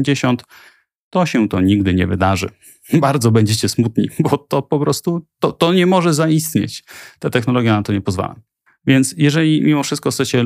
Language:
Polish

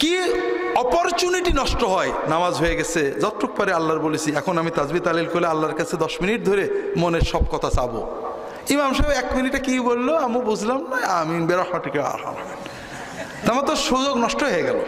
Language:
Turkish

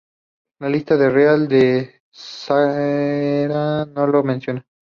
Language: Spanish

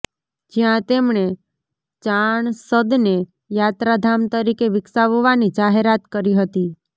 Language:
Gujarati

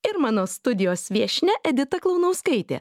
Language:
Lithuanian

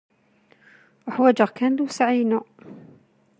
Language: Kabyle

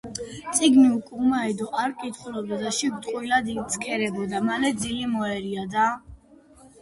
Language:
Georgian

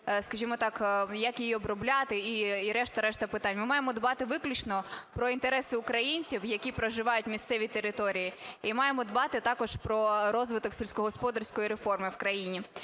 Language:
Ukrainian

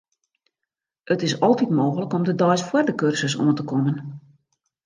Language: Western Frisian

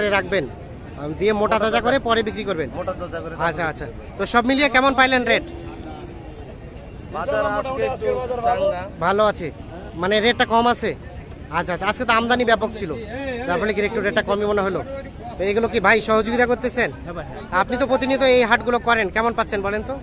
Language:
Bangla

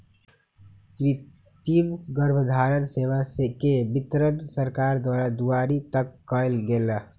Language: Magahi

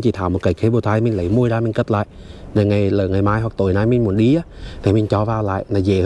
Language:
Vietnamese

